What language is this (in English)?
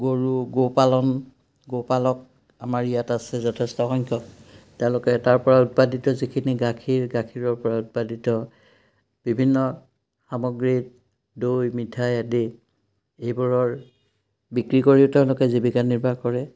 Assamese